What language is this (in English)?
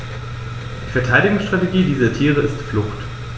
German